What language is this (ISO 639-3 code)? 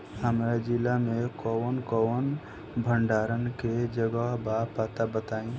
bho